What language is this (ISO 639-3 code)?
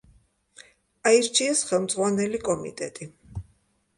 kat